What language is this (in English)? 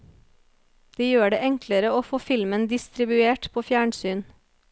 Norwegian